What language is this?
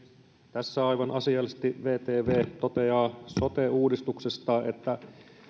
Finnish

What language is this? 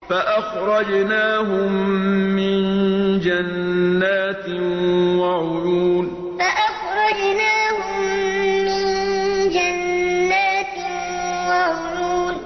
Arabic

